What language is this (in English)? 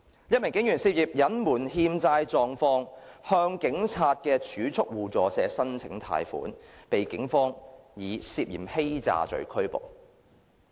Cantonese